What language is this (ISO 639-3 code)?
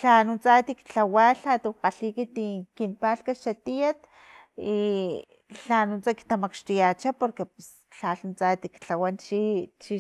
tlp